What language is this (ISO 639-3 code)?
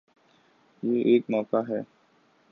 urd